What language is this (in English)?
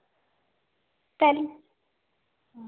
Dogri